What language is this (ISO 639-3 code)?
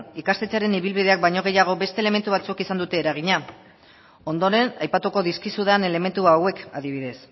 eus